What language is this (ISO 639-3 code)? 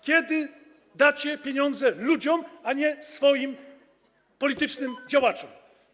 pol